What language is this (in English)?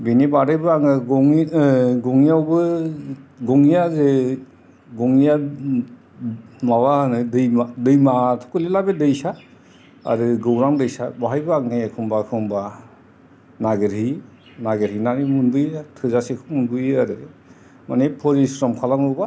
Bodo